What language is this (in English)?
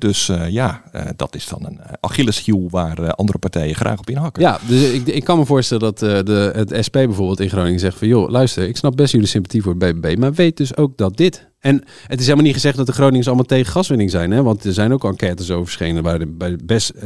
Dutch